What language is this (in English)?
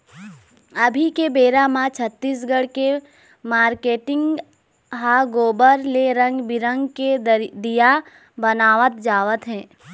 Chhattisgarhi